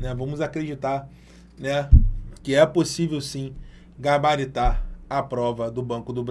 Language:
Portuguese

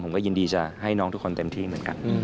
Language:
Thai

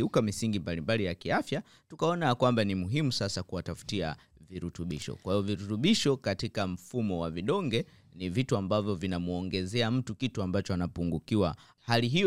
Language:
Swahili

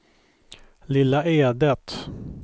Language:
Swedish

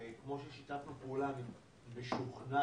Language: Hebrew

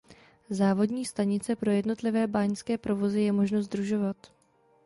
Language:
Czech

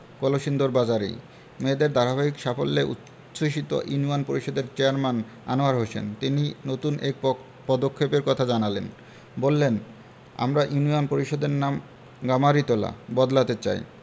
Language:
Bangla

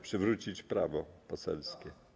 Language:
Polish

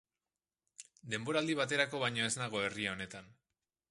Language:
Basque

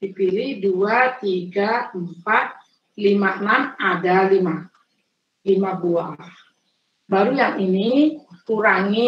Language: Indonesian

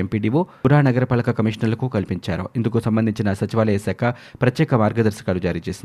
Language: Telugu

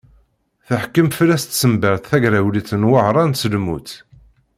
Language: Kabyle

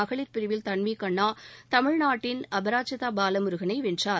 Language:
Tamil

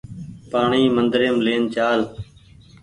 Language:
Goaria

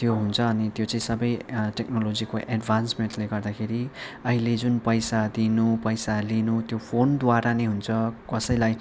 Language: Nepali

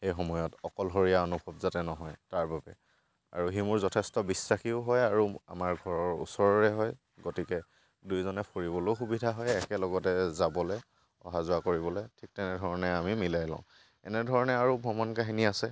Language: Assamese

